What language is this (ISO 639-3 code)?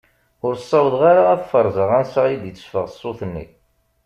kab